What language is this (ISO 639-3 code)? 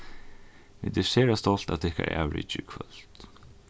fao